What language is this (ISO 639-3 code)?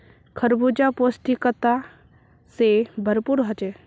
mag